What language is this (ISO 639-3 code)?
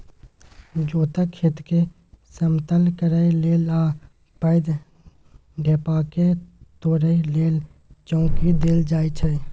mai